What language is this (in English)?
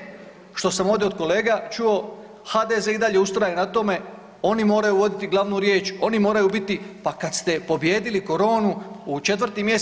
Croatian